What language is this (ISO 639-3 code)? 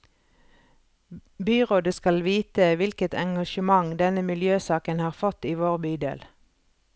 nor